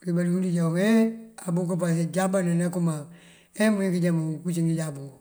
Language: Mandjak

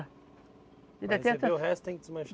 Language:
Portuguese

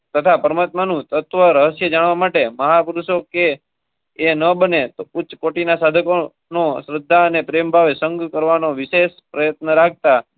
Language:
Gujarati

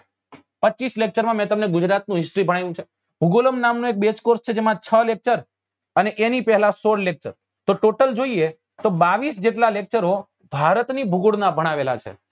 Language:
Gujarati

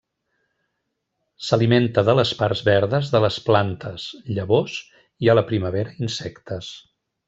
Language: Catalan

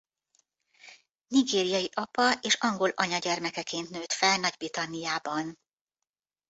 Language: Hungarian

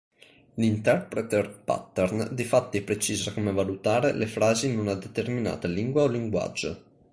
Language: Italian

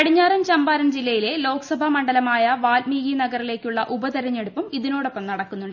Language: Malayalam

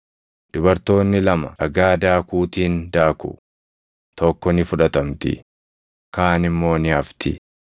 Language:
Oromo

